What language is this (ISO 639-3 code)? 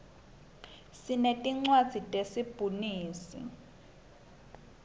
ssw